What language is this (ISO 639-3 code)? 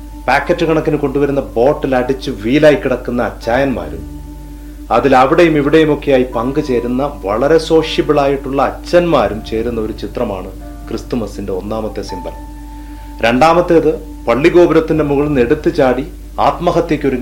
mal